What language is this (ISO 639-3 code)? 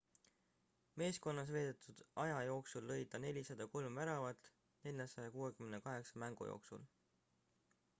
est